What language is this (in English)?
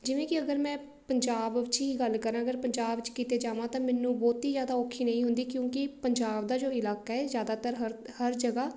Punjabi